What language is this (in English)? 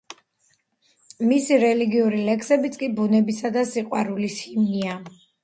Georgian